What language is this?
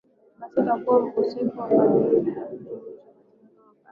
Swahili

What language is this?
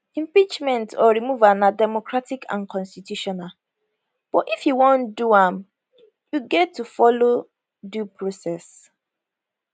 Nigerian Pidgin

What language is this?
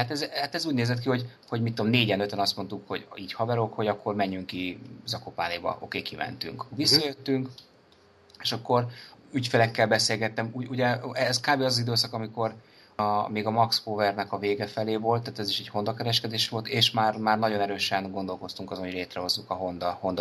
Hungarian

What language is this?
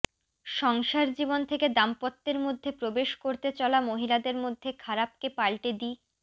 Bangla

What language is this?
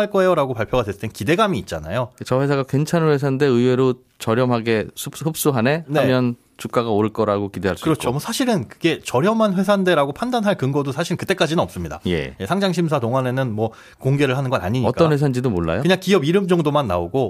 Korean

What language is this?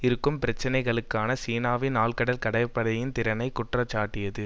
Tamil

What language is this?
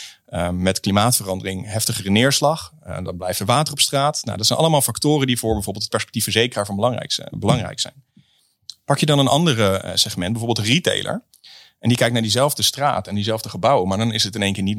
Dutch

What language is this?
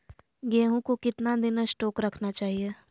Magahi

